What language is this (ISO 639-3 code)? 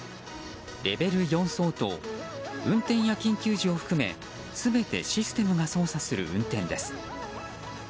jpn